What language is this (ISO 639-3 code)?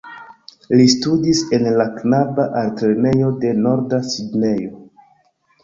epo